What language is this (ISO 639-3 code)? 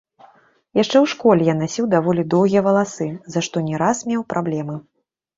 bel